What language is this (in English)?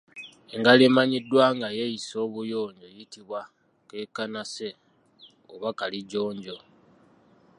Ganda